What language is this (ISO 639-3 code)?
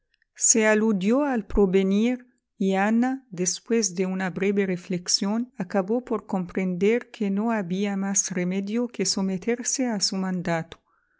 spa